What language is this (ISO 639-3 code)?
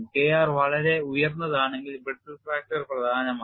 mal